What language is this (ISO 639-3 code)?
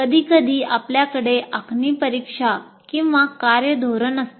mar